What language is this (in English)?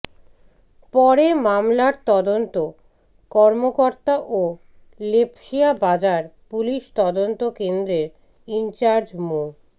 Bangla